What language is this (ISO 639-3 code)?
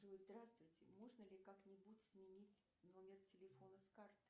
rus